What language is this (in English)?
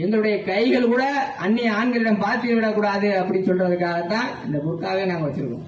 Tamil